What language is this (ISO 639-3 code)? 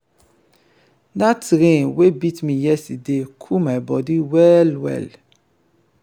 pcm